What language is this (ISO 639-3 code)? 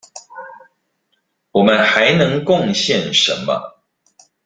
zho